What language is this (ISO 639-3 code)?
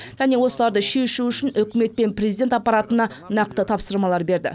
kaz